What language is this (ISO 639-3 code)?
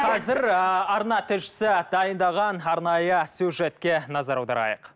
kaz